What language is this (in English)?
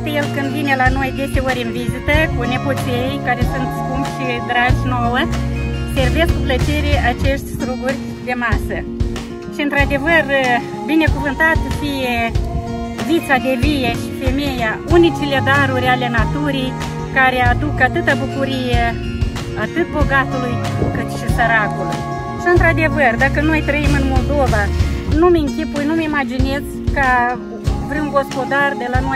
Romanian